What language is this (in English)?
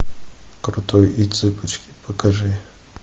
Russian